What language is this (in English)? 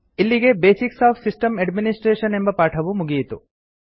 Kannada